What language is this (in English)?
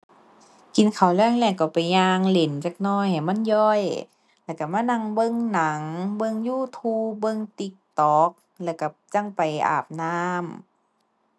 Thai